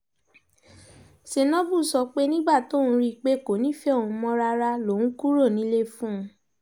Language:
Yoruba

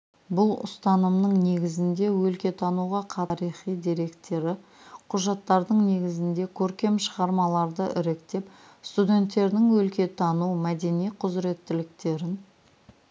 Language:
Kazakh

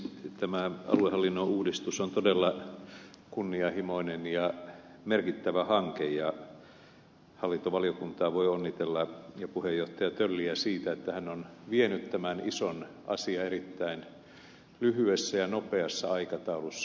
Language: Finnish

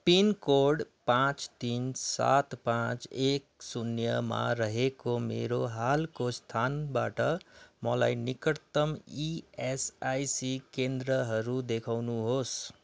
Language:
Nepali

